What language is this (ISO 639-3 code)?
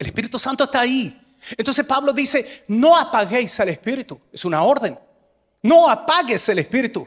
spa